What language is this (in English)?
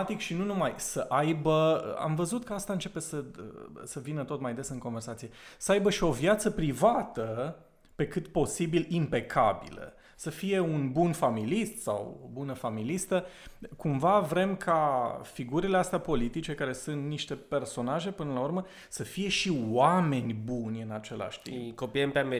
Romanian